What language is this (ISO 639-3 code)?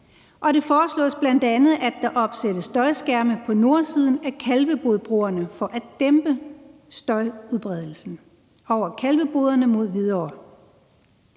dan